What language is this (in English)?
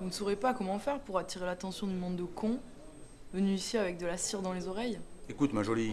French